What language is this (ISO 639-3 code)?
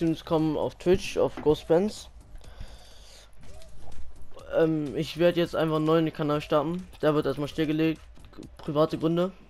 deu